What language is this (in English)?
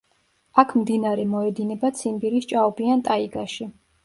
Georgian